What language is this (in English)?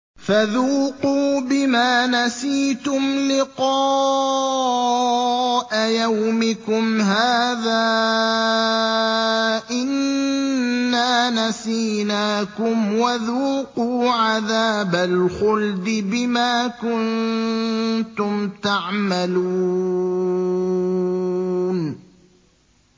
Arabic